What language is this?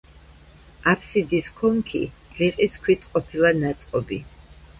Georgian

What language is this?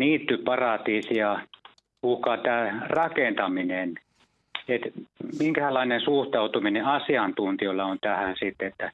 Finnish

